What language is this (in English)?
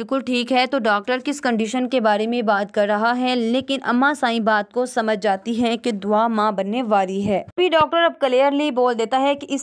Hindi